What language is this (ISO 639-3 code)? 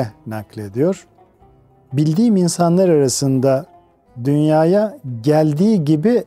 tur